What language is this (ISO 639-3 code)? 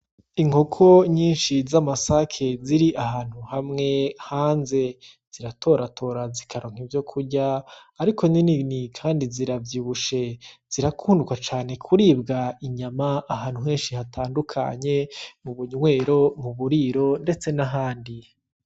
run